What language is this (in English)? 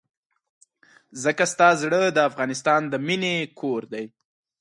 Pashto